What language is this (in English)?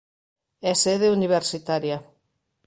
Galician